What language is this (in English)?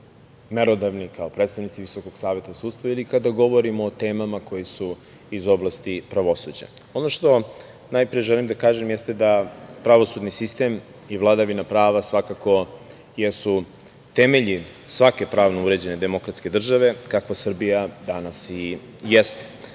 Serbian